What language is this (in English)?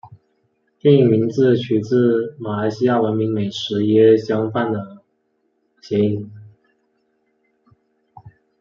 Chinese